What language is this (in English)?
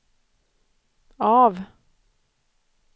Swedish